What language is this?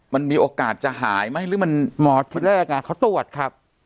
Thai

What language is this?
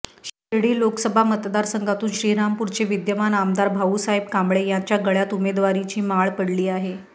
Marathi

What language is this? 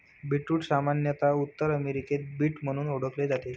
Marathi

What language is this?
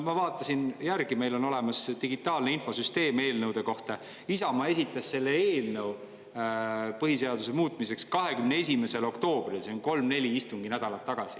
Estonian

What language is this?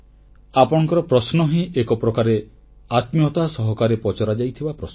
Odia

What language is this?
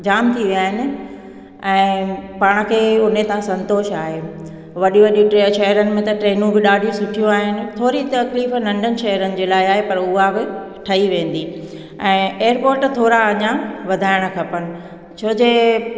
Sindhi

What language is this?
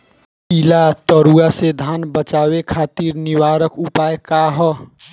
Bhojpuri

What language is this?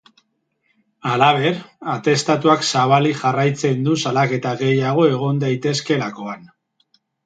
Basque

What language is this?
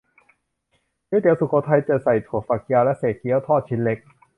Thai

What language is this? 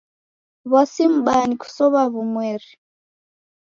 Taita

